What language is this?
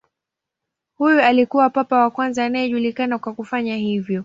Swahili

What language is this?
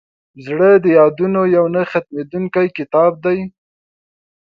Pashto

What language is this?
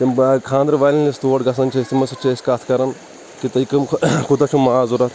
Kashmiri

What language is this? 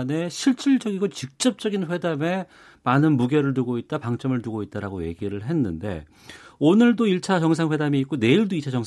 Korean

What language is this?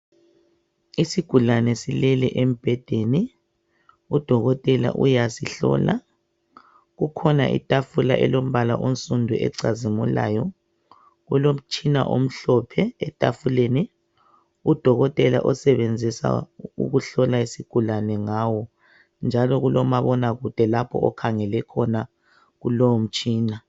North Ndebele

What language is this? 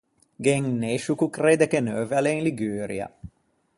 Ligurian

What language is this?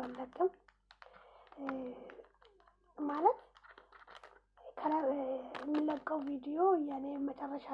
Amharic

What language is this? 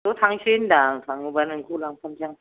Bodo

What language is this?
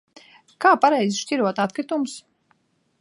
Latvian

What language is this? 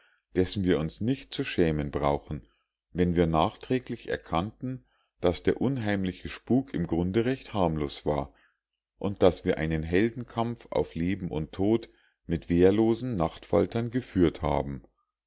German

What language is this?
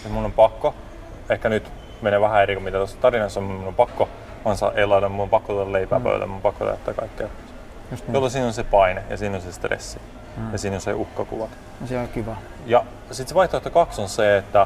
Finnish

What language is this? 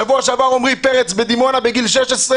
Hebrew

